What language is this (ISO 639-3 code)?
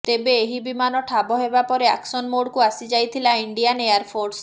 ori